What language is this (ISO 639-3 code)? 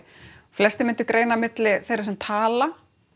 isl